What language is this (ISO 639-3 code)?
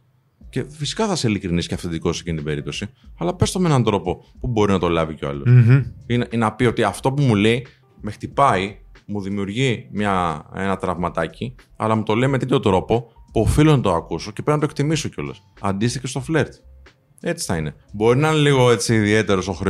ell